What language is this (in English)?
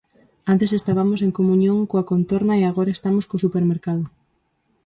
Galician